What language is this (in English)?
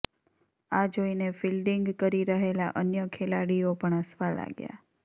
Gujarati